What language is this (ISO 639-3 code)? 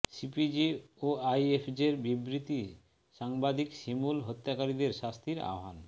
ben